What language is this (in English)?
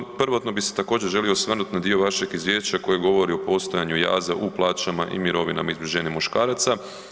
Croatian